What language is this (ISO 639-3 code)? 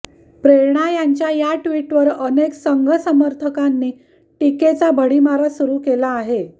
mar